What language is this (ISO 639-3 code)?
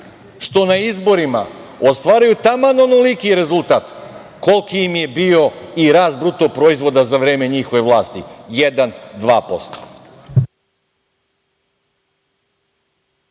srp